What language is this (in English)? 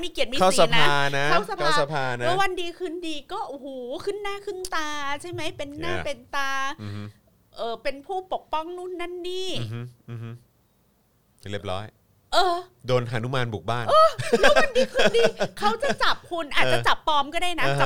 Thai